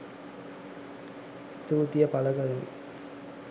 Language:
Sinhala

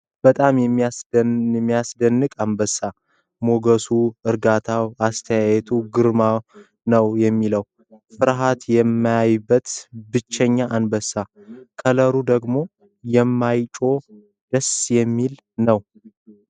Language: Amharic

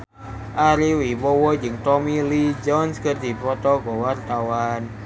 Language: Sundanese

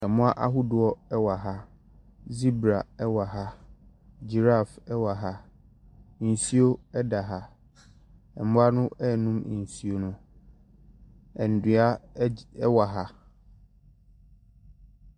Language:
Akan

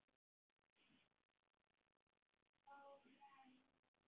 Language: Icelandic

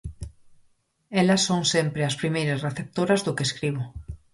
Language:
Galician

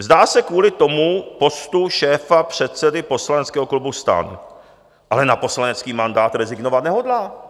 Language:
Czech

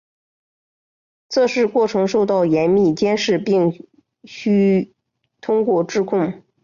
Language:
Chinese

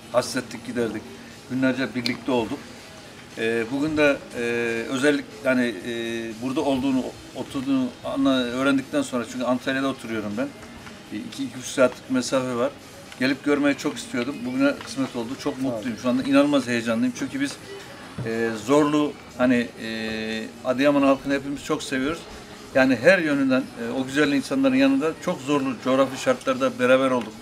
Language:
Turkish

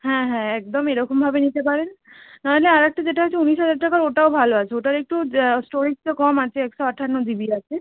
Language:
Bangla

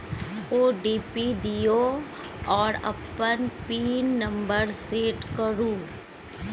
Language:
Maithili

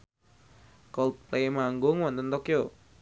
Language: Javanese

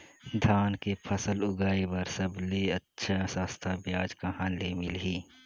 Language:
Chhattisgarhi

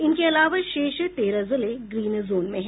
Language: Hindi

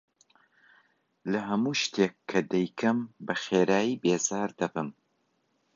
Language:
Central Kurdish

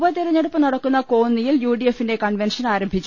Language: Malayalam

